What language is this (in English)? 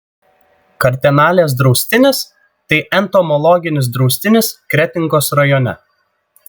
Lithuanian